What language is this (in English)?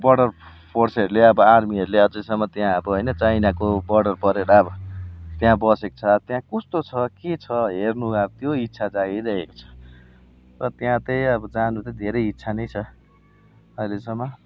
Nepali